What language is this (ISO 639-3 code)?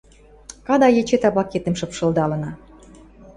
mrj